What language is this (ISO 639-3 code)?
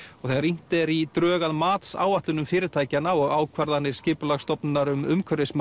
isl